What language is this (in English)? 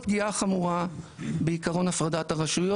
Hebrew